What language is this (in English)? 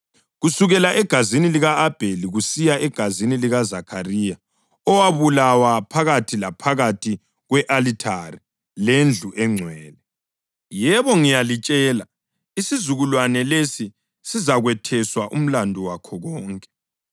North Ndebele